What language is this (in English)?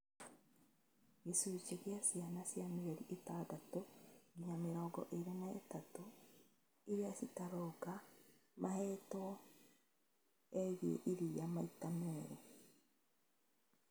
Kikuyu